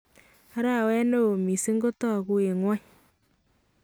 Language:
Kalenjin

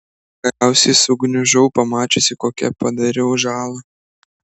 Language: Lithuanian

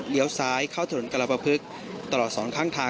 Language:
Thai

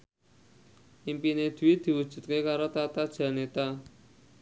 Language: Javanese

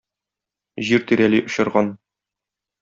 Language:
Tatar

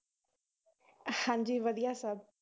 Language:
Punjabi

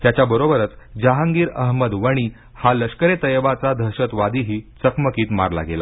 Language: Marathi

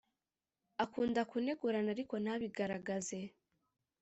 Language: Kinyarwanda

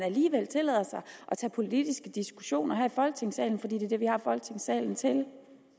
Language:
Danish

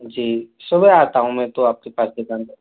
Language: Hindi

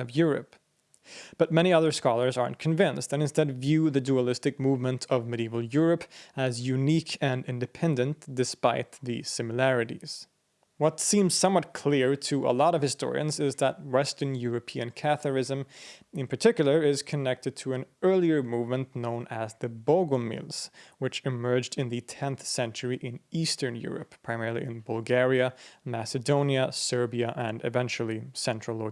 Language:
English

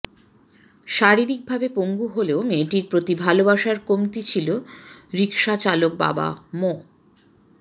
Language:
Bangla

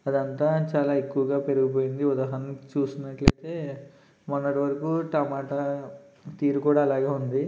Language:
Telugu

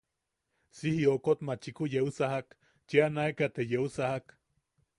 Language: Yaqui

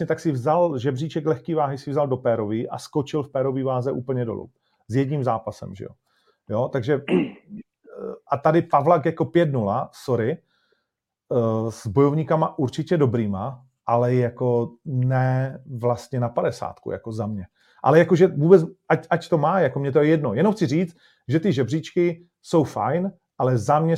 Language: Czech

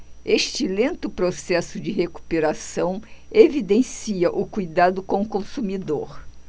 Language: Portuguese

